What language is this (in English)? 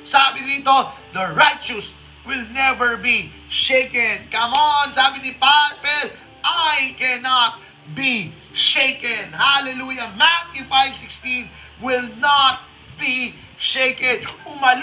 Filipino